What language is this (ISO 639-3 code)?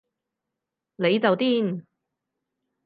yue